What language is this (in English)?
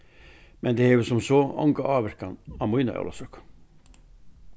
Faroese